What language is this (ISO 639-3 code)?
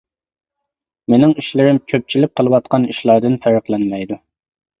uig